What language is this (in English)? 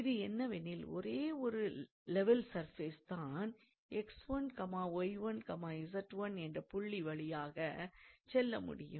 Tamil